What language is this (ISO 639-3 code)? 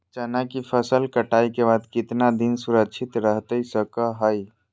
mag